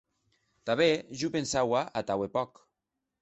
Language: Occitan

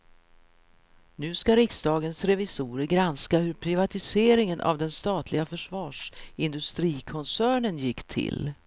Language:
Swedish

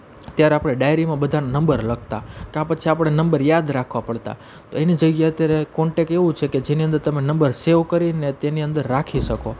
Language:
Gujarati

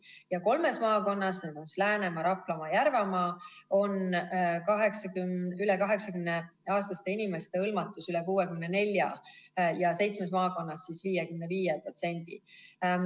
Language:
Estonian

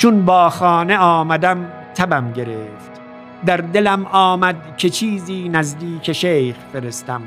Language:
Persian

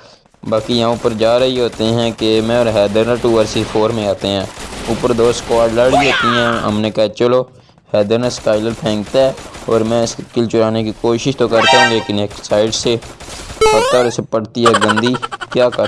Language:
Urdu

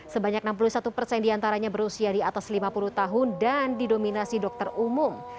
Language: Indonesian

